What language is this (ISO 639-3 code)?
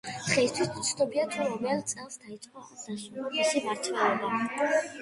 kat